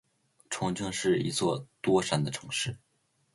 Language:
Chinese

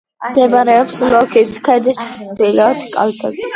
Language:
Georgian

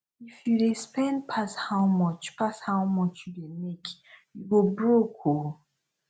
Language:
Nigerian Pidgin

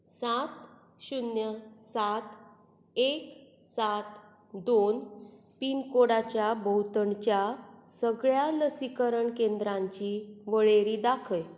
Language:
Konkani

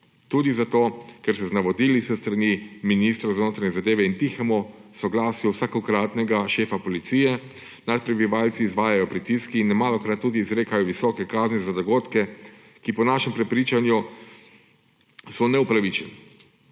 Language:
Slovenian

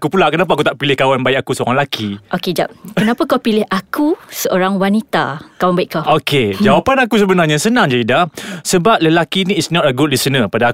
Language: Malay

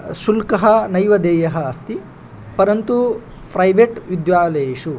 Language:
Sanskrit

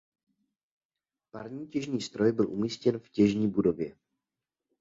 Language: Czech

